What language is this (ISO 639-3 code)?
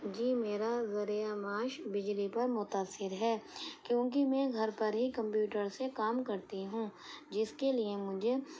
urd